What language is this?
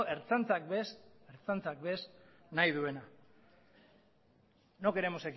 Basque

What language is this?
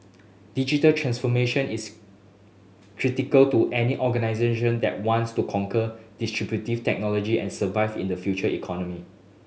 English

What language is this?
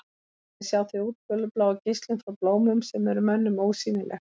Icelandic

